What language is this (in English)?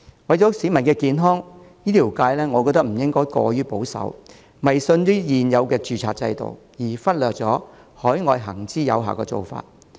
Cantonese